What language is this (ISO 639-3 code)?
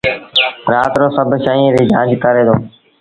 sbn